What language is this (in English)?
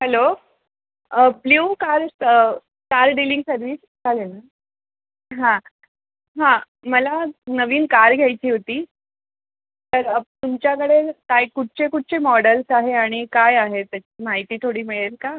Marathi